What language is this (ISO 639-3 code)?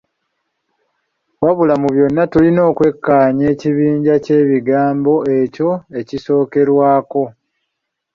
lug